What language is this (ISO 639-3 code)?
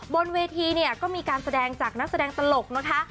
tha